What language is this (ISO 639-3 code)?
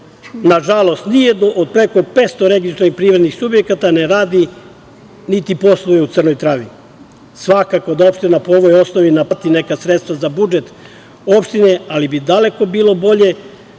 srp